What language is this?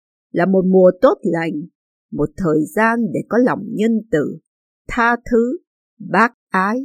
Vietnamese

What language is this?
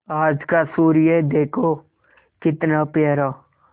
Hindi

